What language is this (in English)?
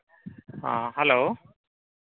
Santali